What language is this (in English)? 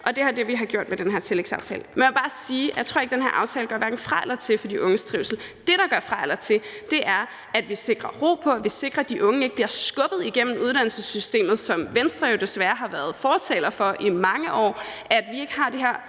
Danish